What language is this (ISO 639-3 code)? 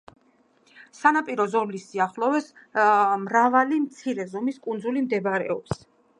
kat